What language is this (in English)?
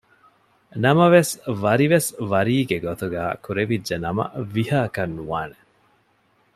Divehi